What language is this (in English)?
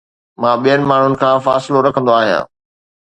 Sindhi